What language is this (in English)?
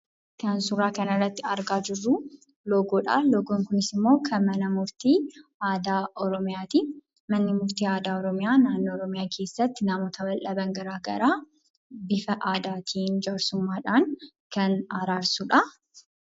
Oromo